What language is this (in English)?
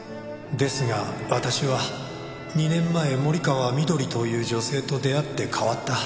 Japanese